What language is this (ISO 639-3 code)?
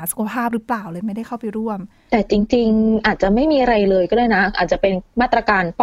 tha